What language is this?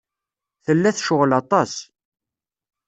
Kabyle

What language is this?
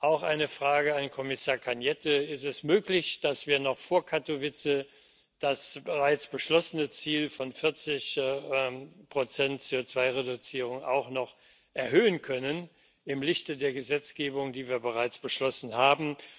German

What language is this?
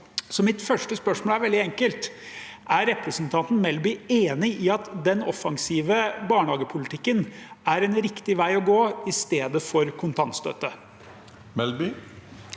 Norwegian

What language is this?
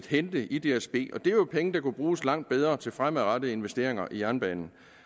Danish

